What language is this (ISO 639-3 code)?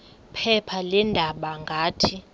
xho